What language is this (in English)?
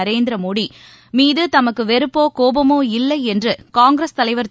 Tamil